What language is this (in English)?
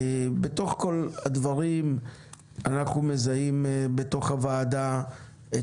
Hebrew